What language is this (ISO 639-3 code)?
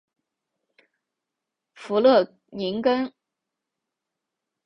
zho